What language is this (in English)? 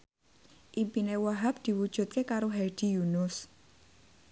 Javanese